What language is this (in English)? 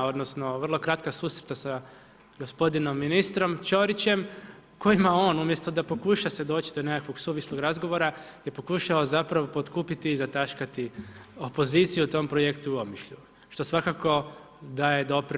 Croatian